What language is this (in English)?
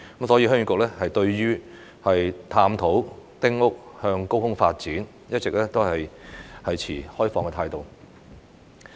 Cantonese